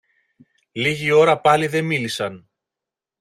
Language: Greek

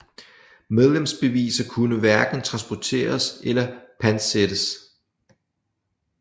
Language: Danish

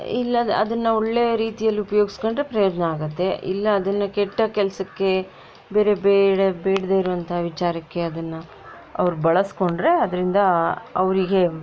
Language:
Kannada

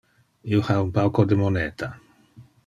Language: Interlingua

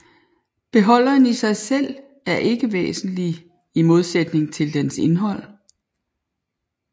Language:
Danish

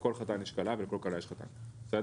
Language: Hebrew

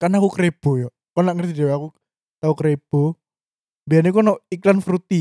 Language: Indonesian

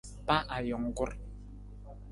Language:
Nawdm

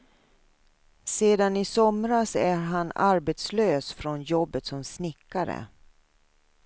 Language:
Swedish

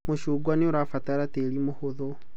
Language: Kikuyu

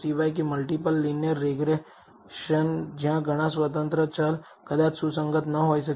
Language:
Gujarati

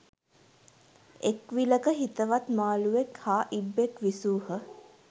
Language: Sinhala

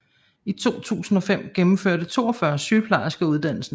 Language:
Danish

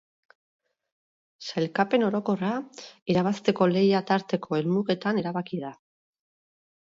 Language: Basque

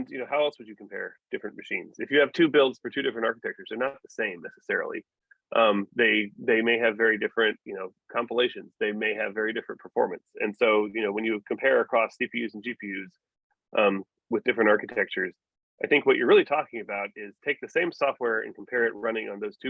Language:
English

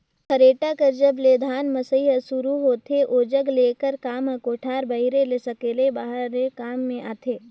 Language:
Chhattisgarhi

